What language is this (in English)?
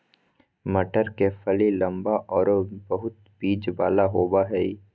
Magahi